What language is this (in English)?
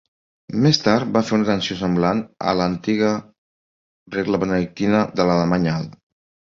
Catalan